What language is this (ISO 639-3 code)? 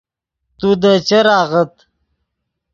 ydg